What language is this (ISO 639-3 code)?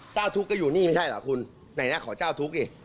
tha